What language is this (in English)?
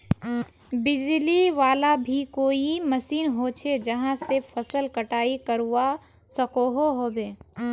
Magahi